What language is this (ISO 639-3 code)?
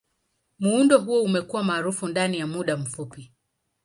swa